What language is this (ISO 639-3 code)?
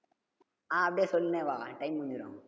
tam